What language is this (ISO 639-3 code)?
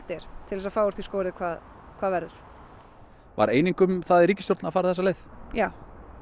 isl